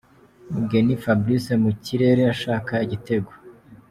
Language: Kinyarwanda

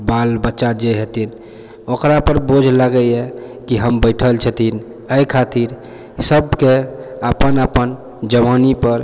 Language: Maithili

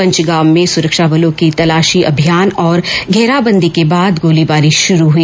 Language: Hindi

